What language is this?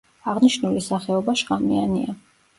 Georgian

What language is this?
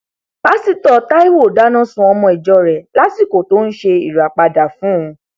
Yoruba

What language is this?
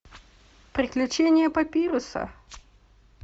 Russian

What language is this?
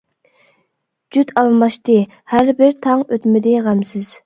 Uyghur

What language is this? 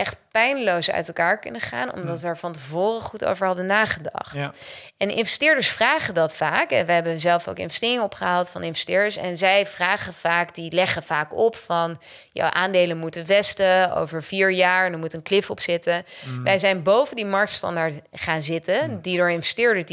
Dutch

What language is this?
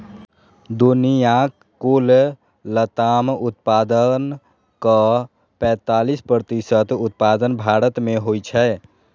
Maithili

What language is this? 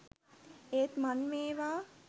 Sinhala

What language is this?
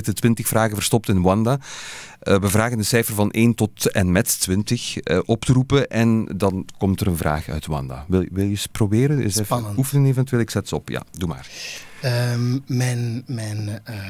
Dutch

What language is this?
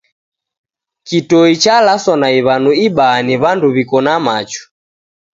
Taita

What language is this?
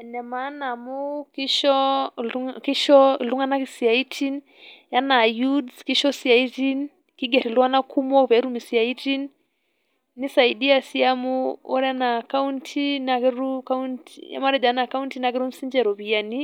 Masai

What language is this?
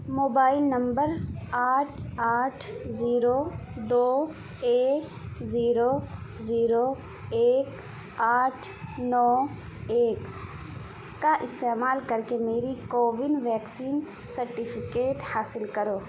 Urdu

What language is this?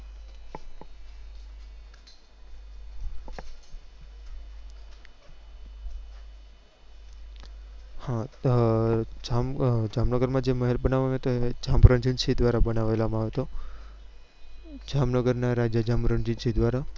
Gujarati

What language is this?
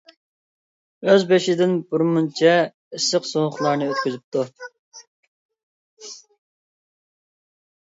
Uyghur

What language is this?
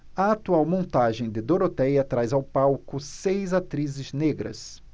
Portuguese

